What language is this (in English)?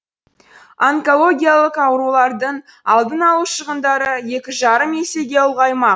Kazakh